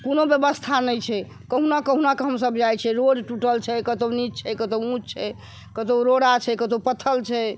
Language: Maithili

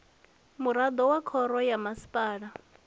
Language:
Venda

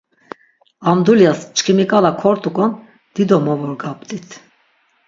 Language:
Laz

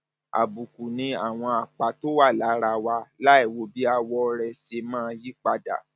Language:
Yoruba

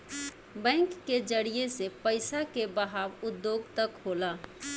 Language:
Bhojpuri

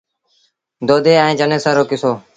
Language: Sindhi Bhil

